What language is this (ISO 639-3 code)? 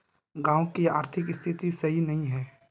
mag